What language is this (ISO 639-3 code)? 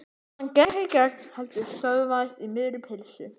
isl